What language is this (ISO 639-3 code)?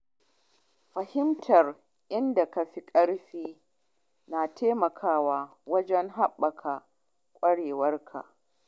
hau